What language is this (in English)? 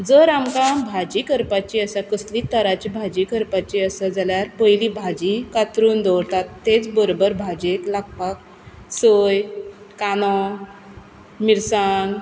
Konkani